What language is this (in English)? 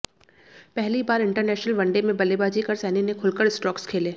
Hindi